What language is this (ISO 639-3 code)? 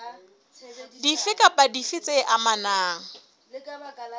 sot